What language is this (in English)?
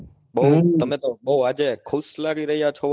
Gujarati